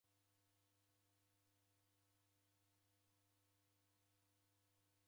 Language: Taita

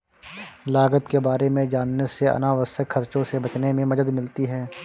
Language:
Hindi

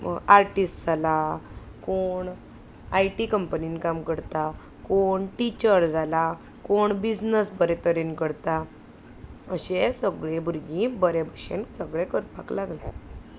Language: Konkani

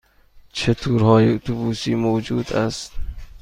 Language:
Persian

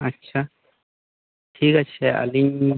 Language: Santali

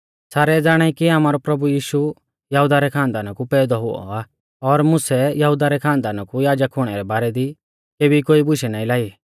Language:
Mahasu Pahari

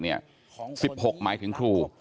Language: Thai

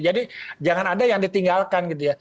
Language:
Indonesian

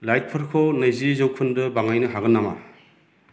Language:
Bodo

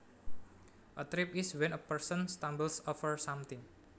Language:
Javanese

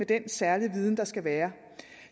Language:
Danish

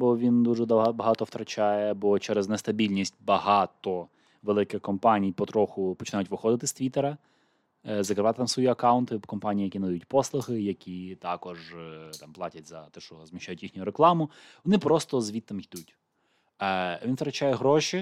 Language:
Ukrainian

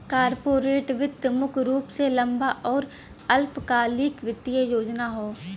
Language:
Bhojpuri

